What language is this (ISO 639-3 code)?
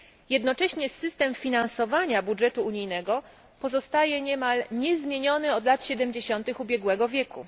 pol